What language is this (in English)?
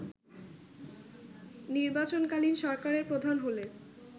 Bangla